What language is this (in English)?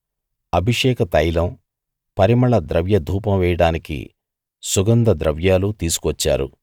Telugu